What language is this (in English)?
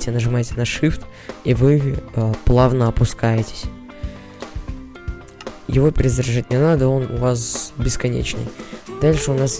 Russian